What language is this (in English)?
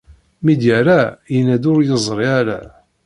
Kabyle